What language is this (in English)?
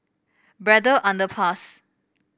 English